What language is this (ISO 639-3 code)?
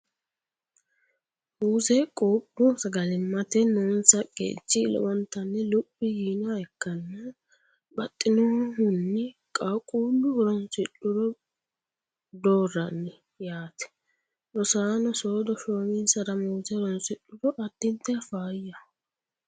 sid